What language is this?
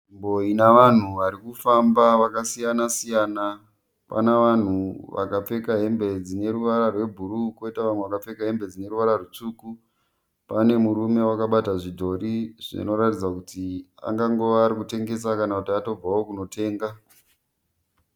Shona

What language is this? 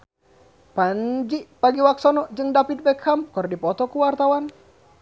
Sundanese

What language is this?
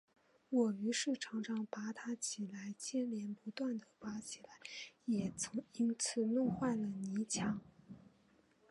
Chinese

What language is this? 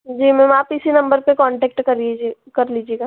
Hindi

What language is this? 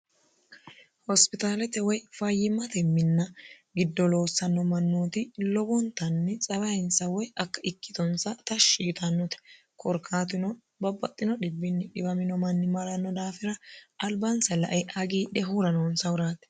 Sidamo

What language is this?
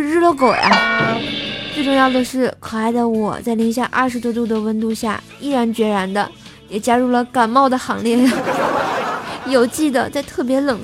Chinese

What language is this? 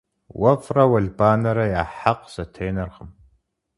Kabardian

